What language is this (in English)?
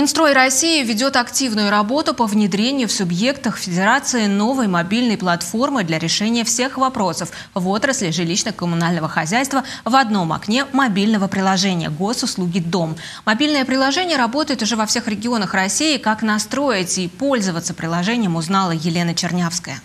Russian